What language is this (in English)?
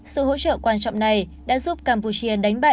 Vietnamese